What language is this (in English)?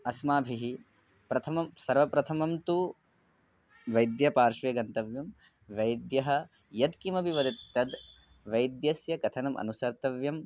Sanskrit